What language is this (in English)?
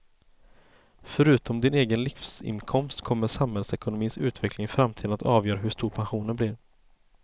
Swedish